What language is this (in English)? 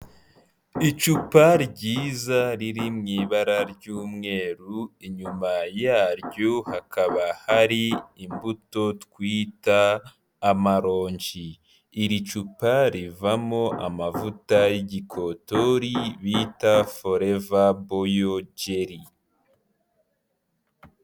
Kinyarwanda